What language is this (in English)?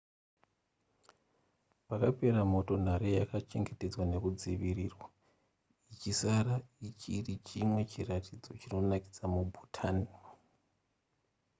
Shona